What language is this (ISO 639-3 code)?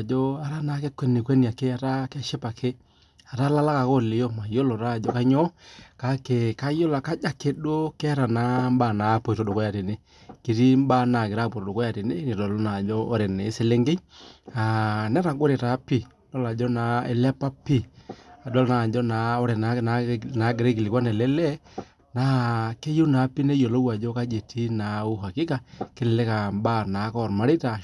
mas